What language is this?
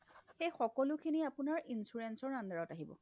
Assamese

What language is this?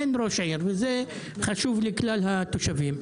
Hebrew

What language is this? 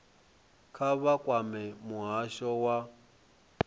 Venda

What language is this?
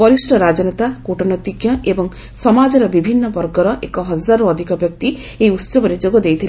Odia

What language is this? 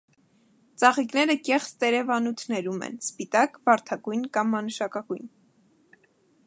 Armenian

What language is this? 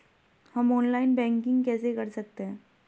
Hindi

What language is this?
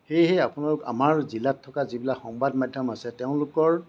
Assamese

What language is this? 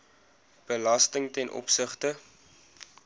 Afrikaans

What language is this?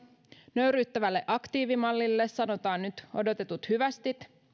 Finnish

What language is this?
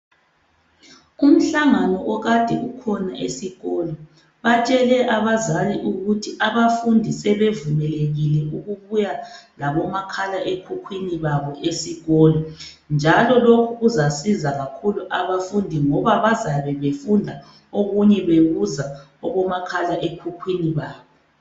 North Ndebele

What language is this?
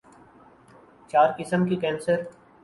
Urdu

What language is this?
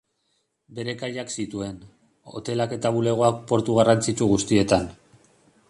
Basque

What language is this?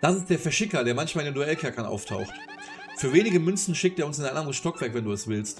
German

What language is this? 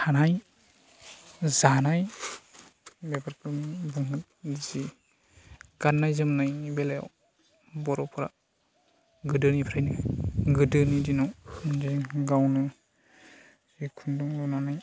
Bodo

